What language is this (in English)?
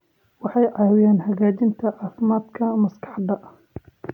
Somali